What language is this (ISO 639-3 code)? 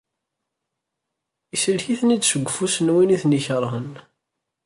kab